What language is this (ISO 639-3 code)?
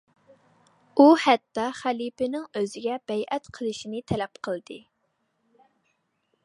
uig